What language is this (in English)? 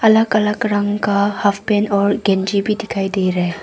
Hindi